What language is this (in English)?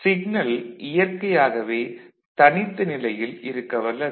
Tamil